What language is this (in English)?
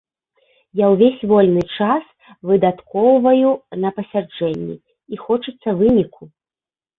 Belarusian